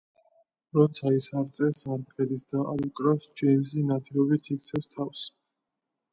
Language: Georgian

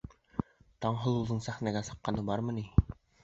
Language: Bashkir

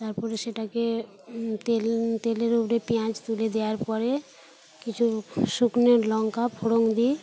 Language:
Bangla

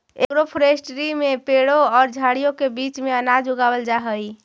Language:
Magahi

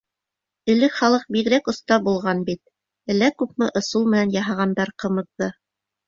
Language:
Bashkir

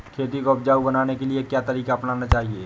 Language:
Hindi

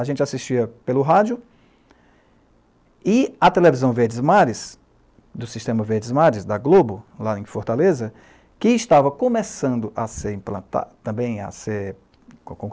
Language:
Portuguese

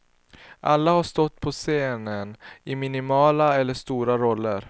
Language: Swedish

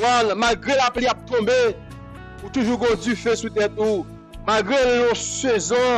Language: French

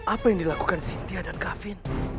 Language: Indonesian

